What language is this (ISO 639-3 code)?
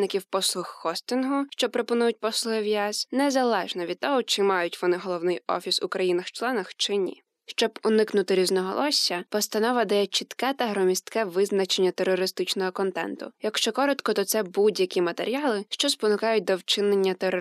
ukr